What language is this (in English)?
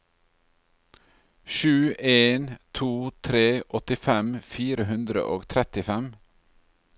Norwegian